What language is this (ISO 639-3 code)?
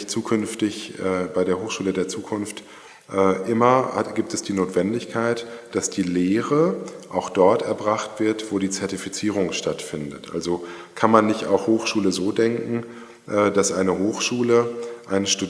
deu